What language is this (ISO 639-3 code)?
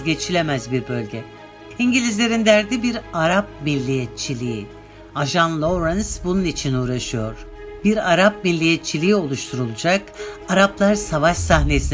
tur